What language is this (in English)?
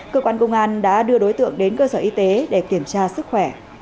Vietnamese